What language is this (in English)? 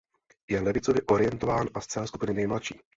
Czech